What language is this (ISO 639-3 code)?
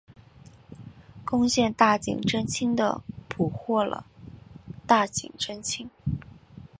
zho